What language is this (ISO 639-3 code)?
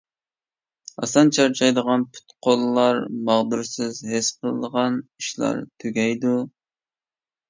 uig